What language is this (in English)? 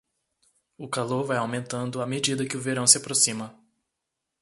Portuguese